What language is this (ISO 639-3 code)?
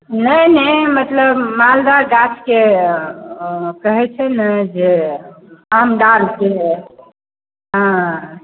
mai